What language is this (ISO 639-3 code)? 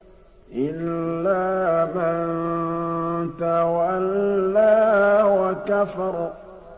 ara